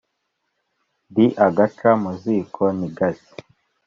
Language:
Kinyarwanda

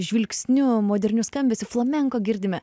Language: Lithuanian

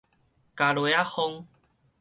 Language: Min Nan Chinese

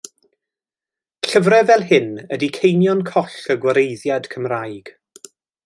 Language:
Welsh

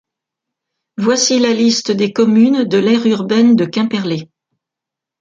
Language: French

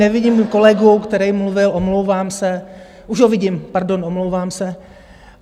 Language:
Czech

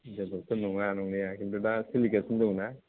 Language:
Bodo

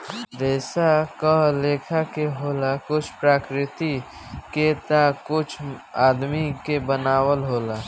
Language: Bhojpuri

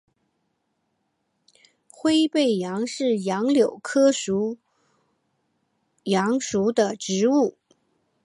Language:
Chinese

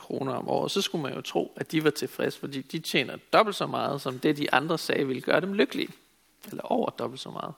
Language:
Danish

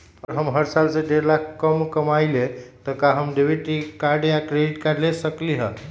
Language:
Magahi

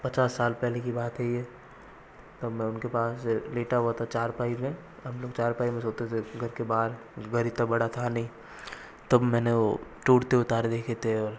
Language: Hindi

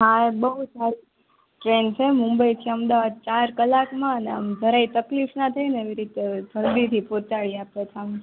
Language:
Gujarati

